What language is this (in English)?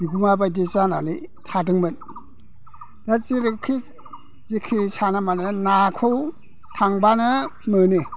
Bodo